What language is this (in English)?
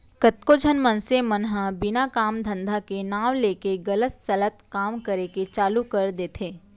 Chhattisgarhi